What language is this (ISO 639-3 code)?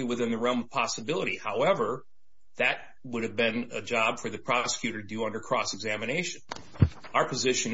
eng